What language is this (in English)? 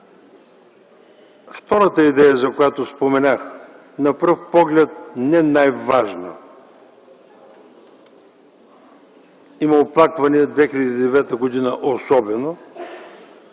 Bulgarian